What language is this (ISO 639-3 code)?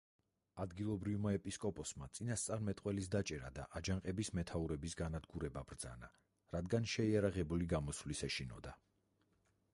kat